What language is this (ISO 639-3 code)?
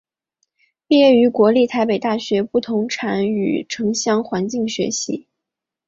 zho